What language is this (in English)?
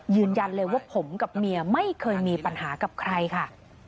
Thai